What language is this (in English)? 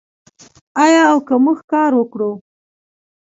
Pashto